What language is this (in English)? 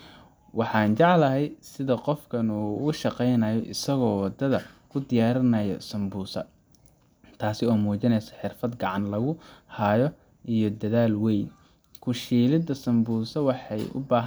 Somali